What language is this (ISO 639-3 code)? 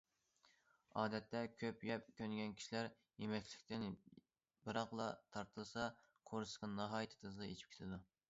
uig